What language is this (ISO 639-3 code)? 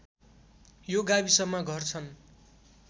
nep